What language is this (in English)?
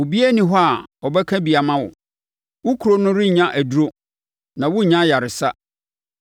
Akan